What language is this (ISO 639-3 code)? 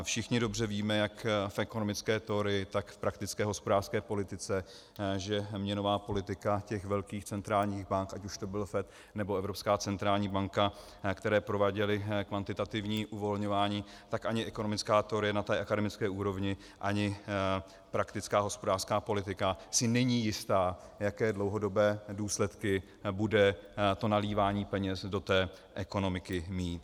ces